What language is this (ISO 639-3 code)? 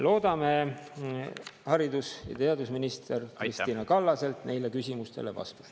est